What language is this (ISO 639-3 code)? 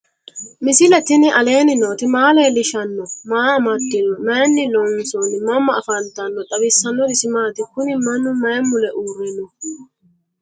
sid